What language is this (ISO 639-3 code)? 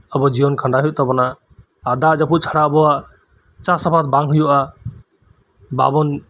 sat